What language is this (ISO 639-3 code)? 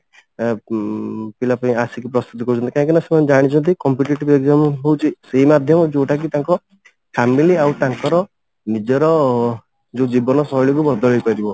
ori